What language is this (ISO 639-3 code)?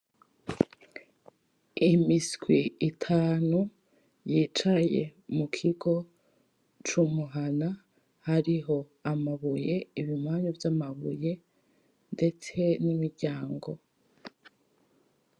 run